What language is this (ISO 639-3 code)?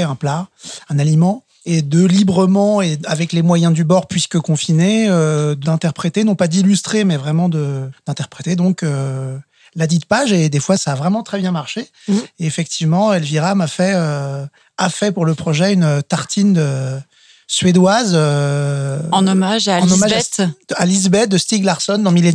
fra